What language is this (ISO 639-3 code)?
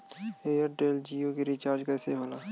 bho